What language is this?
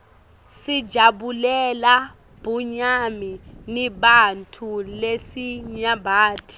Swati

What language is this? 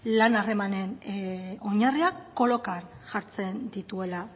Basque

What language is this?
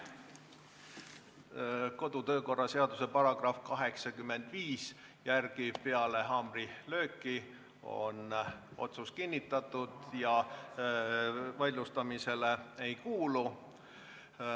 Estonian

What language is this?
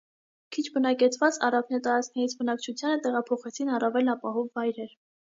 Armenian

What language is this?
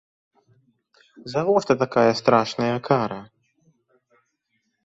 Belarusian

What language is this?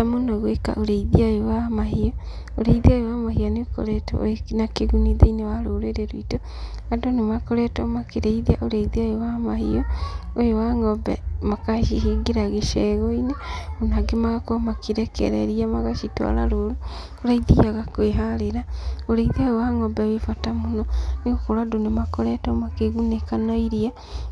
Kikuyu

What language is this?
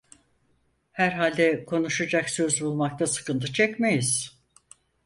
Turkish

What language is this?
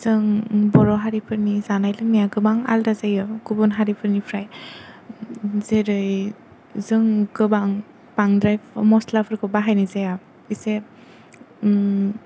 Bodo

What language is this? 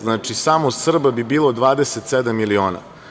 Serbian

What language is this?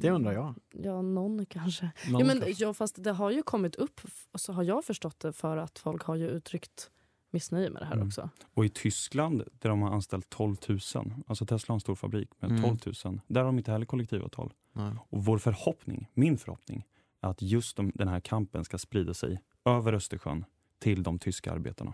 Swedish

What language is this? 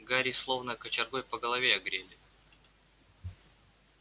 Russian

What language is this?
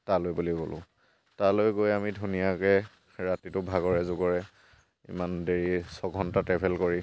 Assamese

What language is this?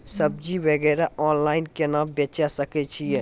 Maithili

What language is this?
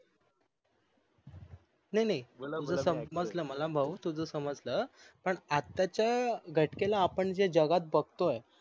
Marathi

